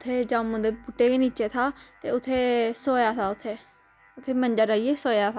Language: Dogri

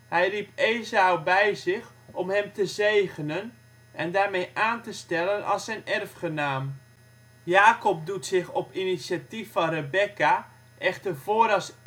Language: Dutch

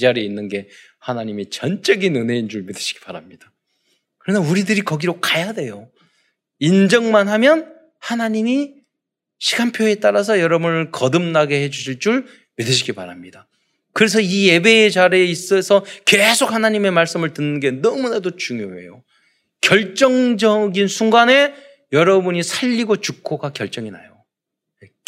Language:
Korean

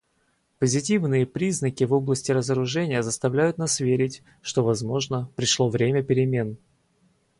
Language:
Russian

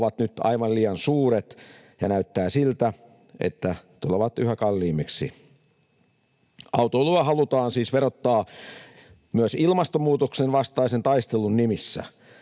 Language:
Finnish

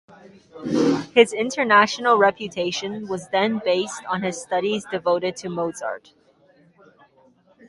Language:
English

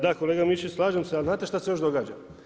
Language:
Croatian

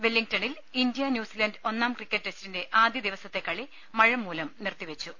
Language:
Malayalam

